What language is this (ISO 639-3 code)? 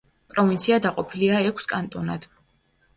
kat